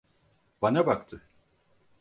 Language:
Turkish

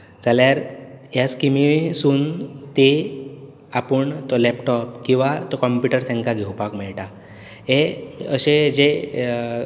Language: Konkani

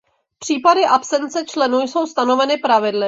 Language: Czech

